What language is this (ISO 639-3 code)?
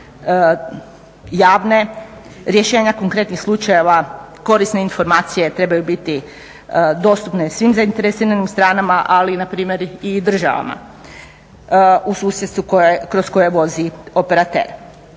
hrv